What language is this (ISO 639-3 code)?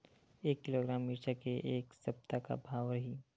hne